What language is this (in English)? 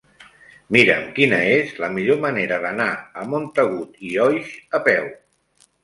Catalan